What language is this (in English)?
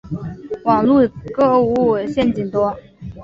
Chinese